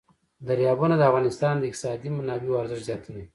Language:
Pashto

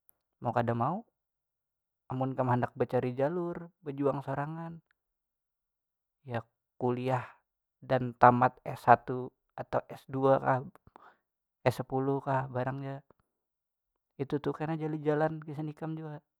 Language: Banjar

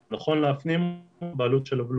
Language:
Hebrew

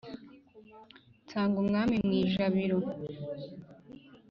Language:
Kinyarwanda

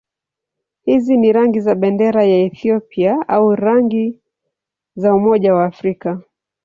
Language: Swahili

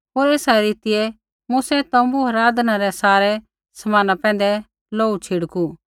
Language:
Kullu Pahari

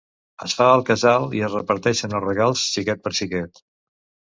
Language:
Catalan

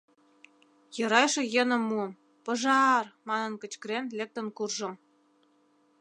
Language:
Mari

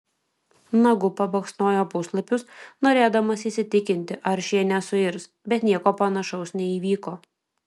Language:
Lithuanian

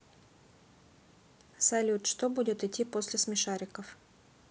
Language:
Russian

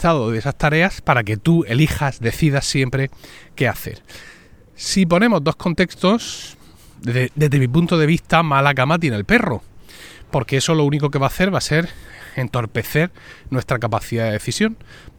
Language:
Spanish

